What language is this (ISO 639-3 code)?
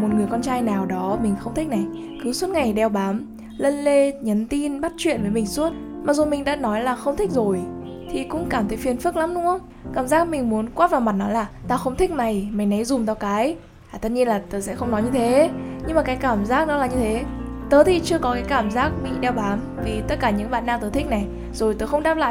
vie